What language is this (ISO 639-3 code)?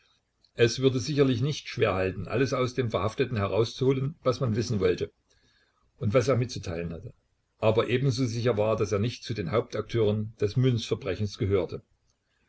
deu